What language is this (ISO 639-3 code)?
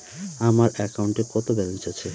ben